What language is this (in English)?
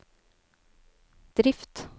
Norwegian